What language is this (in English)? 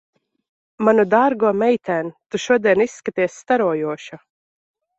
Latvian